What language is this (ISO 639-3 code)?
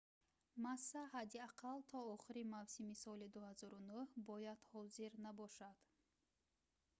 tgk